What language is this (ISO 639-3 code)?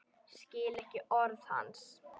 isl